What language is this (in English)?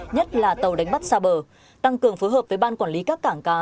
Vietnamese